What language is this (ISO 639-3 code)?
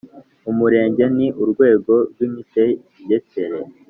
kin